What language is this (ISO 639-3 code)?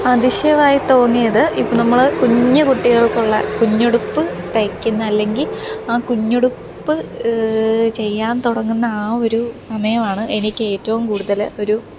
mal